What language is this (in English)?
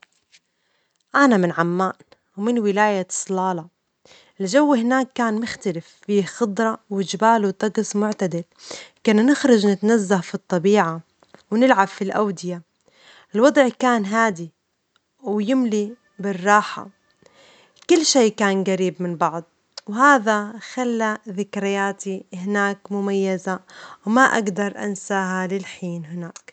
Omani Arabic